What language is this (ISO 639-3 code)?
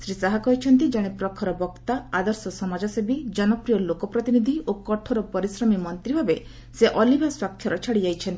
ori